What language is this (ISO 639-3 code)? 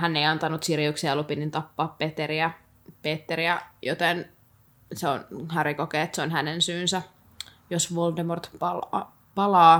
fin